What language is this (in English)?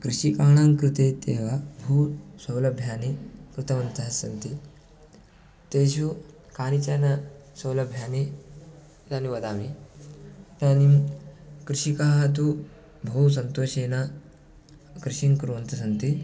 Sanskrit